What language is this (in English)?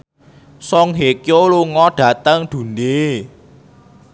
Javanese